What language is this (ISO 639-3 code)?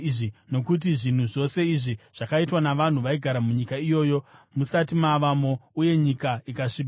sna